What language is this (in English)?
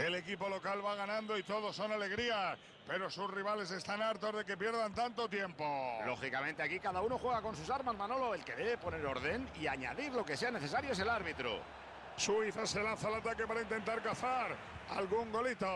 Spanish